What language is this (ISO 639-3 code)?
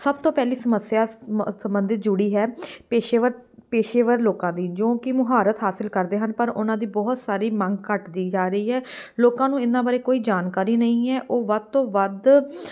pan